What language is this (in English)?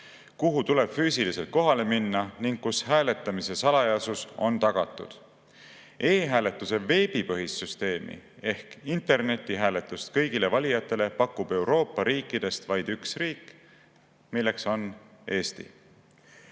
Estonian